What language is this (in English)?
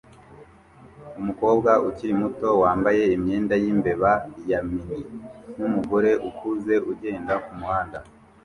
Kinyarwanda